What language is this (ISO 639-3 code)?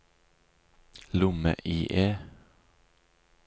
nor